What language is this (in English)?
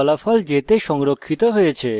Bangla